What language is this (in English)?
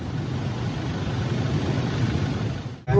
Vietnamese